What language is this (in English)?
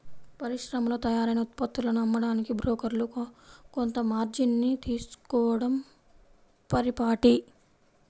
Telugu